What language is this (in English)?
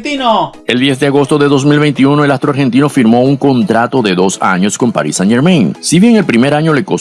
Spanish